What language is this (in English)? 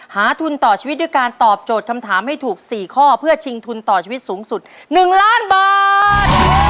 Thai